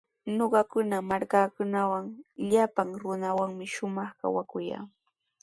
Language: Sihuas Ancash Quechua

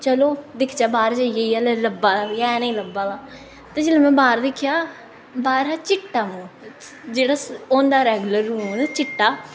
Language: Dogri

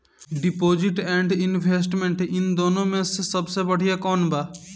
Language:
Bhojpuri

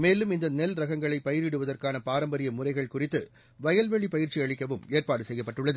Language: Tamil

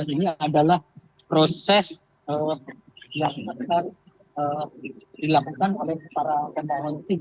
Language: Indonesian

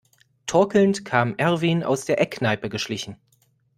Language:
German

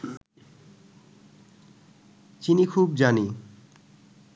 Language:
Bangla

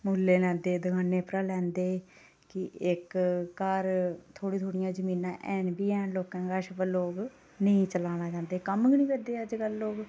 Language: Dogri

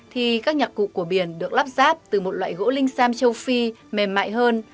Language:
Vietnamese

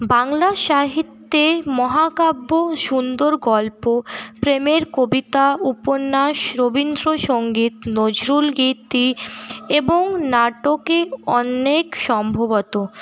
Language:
Bangla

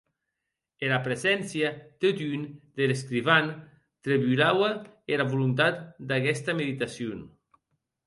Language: Occitan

